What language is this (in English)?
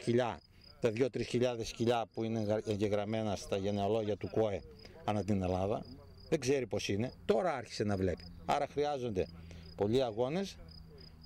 Greek